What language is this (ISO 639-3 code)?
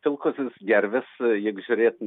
lit